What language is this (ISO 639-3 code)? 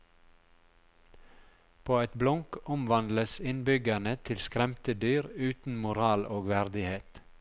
nor